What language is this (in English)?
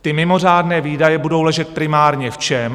Czech